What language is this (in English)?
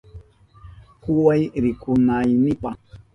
Southern Pastaza Quechua